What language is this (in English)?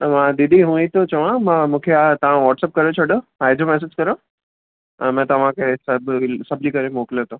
Sindhi